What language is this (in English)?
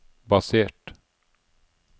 Norwegian